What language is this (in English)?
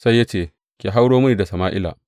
Hausa